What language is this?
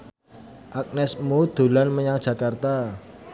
Javanese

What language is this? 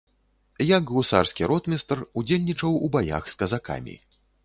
Belarusian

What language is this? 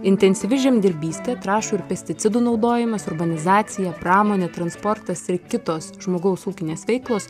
Lithuanian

